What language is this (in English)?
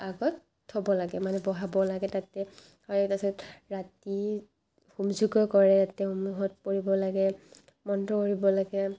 Assamese